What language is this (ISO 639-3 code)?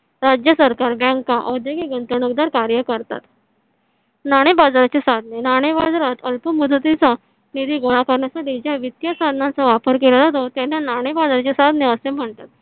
mar